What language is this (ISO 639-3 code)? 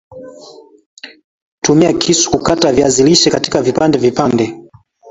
swa